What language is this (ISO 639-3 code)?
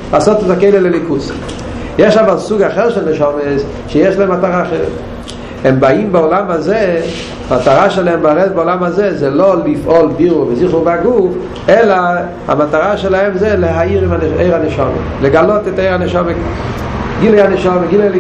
heb